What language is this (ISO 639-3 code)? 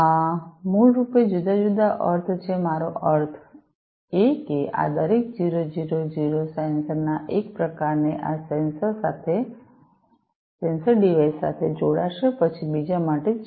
guj